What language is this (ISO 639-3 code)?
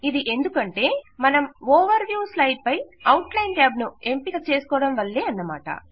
tel